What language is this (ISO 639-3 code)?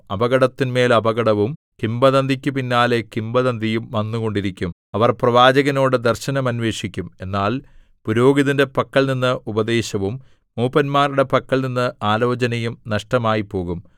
mal